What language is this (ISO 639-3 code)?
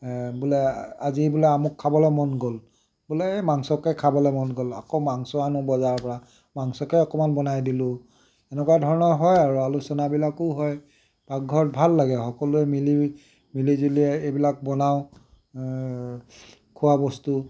asm